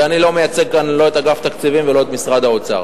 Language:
Hebrew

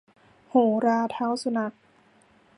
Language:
Thai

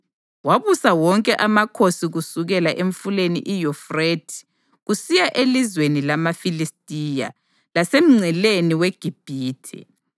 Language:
North Ndebele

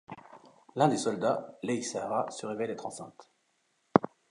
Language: French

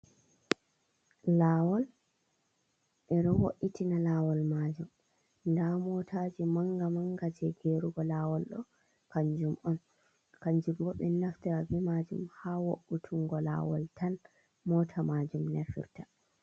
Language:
Fula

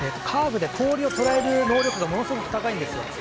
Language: Japanese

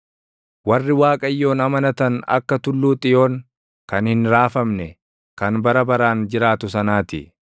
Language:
Oromo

